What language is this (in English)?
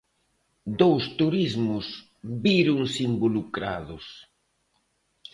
Galician